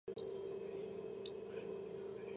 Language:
Georgian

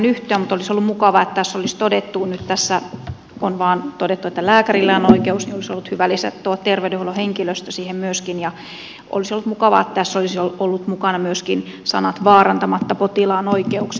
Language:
Finnish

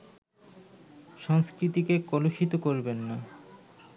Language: Bangla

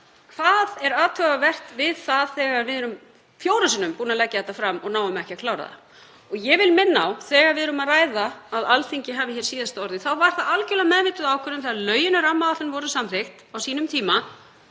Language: Icelandic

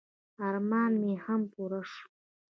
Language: Pashto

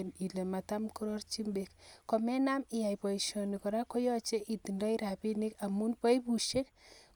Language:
Kalenjin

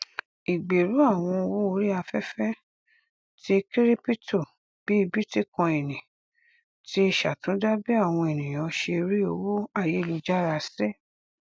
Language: Yoruba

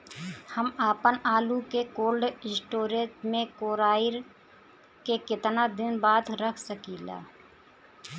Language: Bhojpuri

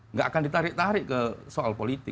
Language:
Indonesian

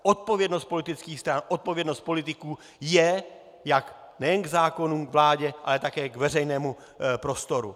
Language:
Czech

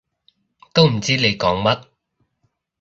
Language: Cantonese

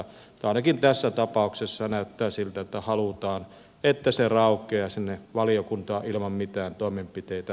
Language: Finnish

